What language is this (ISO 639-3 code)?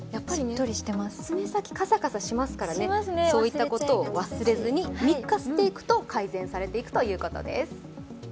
jpn